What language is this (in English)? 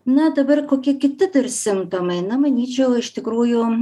Lithuanian